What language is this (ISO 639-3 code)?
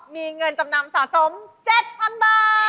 tha